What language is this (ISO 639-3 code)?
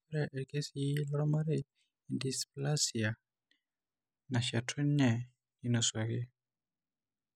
mas